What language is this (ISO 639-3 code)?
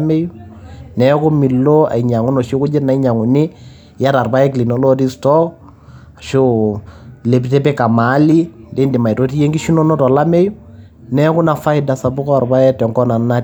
mas